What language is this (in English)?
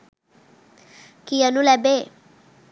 Sinhala